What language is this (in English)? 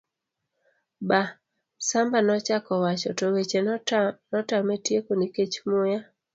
Luo (Kenya and Tanzania)